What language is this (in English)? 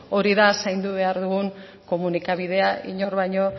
Basque